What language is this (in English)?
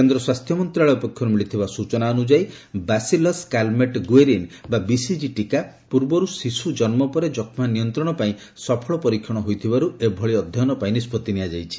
Odia